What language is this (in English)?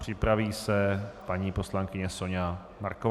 Czech